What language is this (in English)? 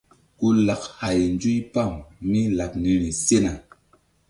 Mbum